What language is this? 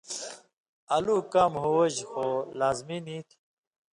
Indus Kohistani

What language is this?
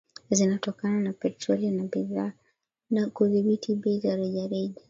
Swahili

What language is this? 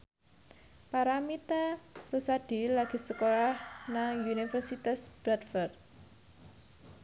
Javanese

